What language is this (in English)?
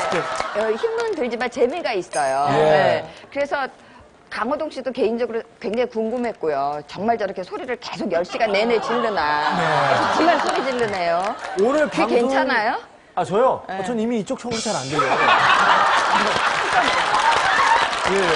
Korean